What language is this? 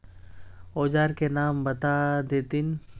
Magahi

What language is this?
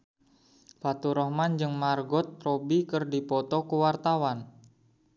Sundanese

